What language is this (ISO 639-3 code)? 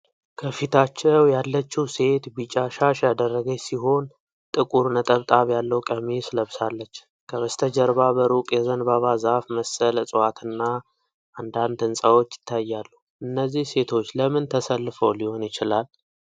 amh